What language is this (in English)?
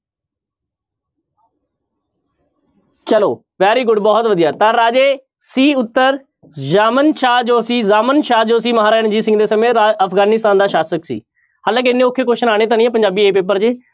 Punjabi